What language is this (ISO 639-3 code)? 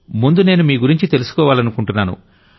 tel